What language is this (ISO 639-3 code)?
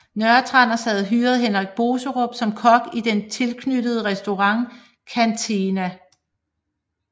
dan